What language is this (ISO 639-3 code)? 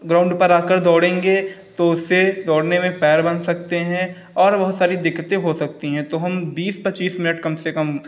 hin